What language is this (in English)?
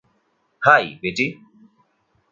Bangla